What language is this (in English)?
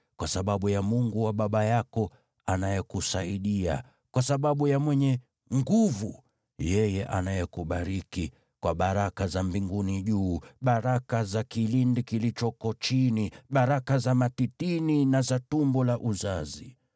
Swahili